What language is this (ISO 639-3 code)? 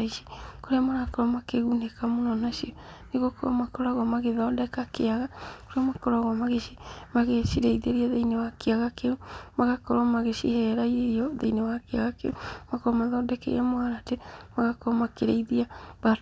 kik